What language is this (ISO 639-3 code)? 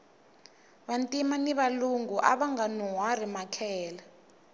tso